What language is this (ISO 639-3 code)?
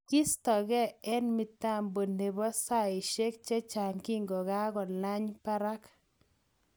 kln